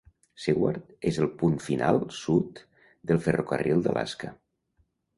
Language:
Catalan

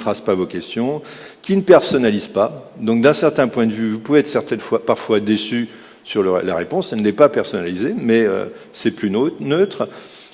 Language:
French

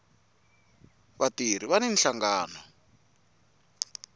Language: Tsonga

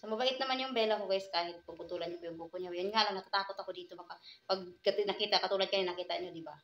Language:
Filipino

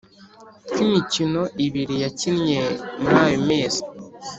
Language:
Kinyarwanda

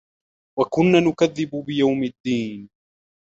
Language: Arabic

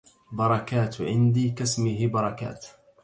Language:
Arabic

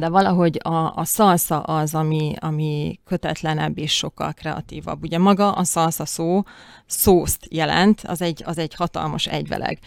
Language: Hungarian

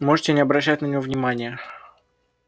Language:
Russian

